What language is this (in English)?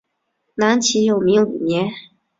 Chinese